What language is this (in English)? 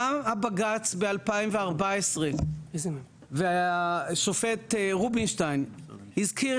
Hebrew